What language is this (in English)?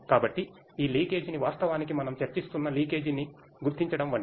Telugu